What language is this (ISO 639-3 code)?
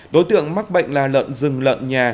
vie